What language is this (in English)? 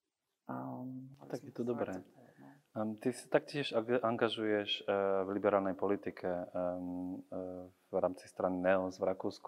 Slovak